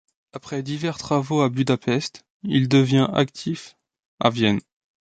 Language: French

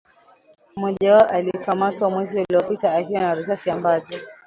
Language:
Swahili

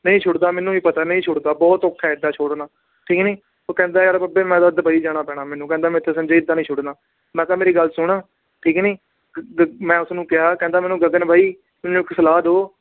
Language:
Punjabi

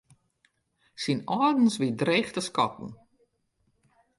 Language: Western Frisian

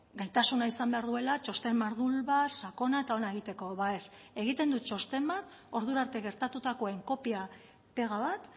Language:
Basque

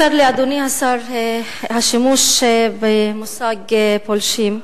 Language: Hebrew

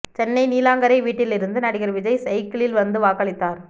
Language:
Tamil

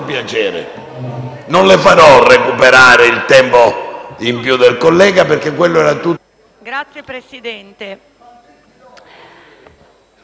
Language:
Italian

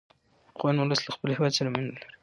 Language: Pashto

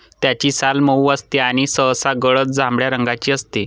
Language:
Marathi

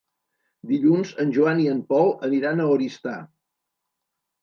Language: Catalan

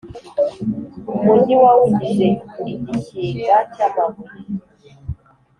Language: Kinyarwanda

